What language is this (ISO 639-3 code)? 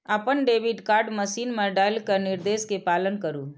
mai